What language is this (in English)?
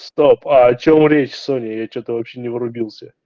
Russian